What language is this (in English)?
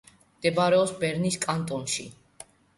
Georgian